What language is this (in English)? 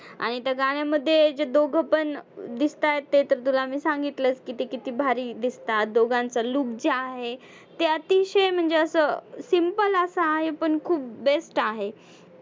Marathi